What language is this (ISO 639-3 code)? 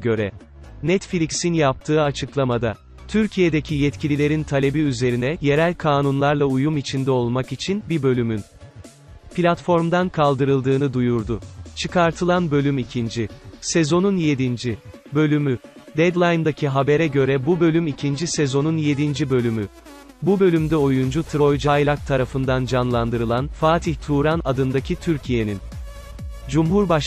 tur